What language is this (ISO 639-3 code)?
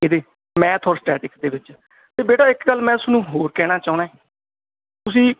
pan